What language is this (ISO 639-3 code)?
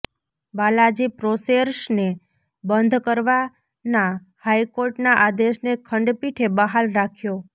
guj